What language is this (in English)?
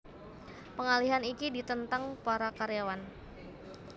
Javanese